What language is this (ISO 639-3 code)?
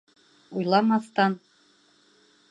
bak